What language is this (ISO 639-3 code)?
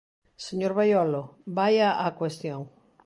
glg